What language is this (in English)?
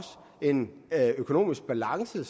Danish